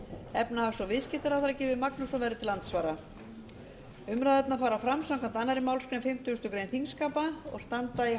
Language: Icelandic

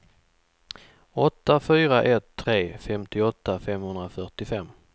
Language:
Swedish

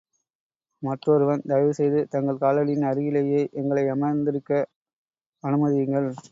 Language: Tamil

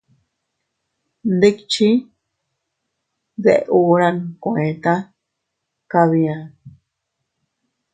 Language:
Teutila Cuicatec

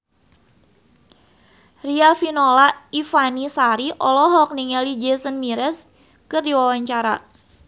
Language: Sundanese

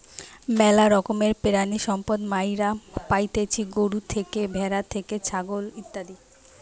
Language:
Bangla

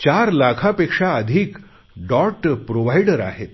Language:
Marathi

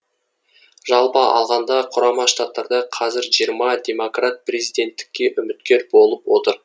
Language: Kazakh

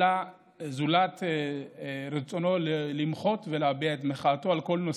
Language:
Hebrew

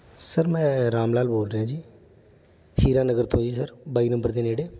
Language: Punjabi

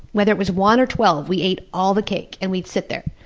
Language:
English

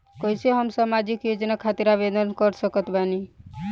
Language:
Bhojpuri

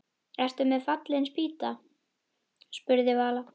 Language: Icelandic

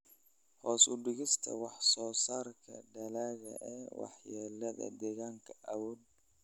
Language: Somali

